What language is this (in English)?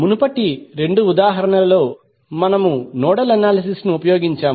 Telugu